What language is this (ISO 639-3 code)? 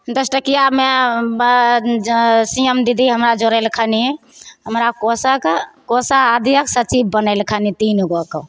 mai